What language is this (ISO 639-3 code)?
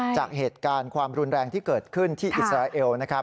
tha